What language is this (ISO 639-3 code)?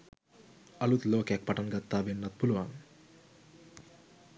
sin